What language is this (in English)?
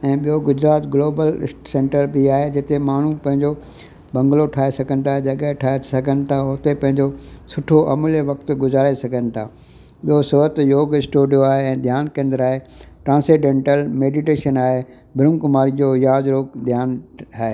Sindhi